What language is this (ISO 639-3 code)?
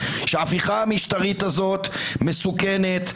heb